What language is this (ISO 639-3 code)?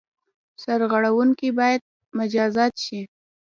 pus